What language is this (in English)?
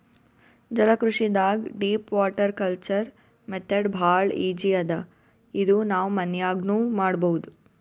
Kannada